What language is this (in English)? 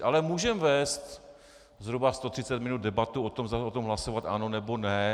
Czech